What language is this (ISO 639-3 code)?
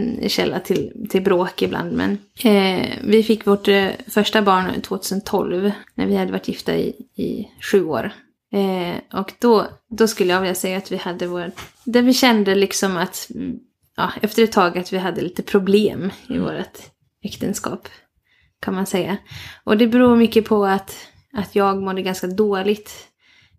swe